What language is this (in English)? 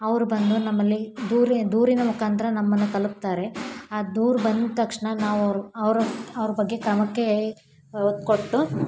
Kannada